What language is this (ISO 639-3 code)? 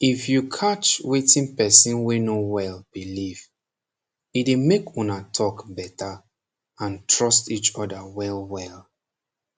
pcm